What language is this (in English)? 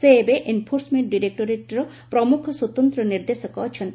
Odia